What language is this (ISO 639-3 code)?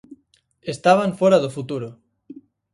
glg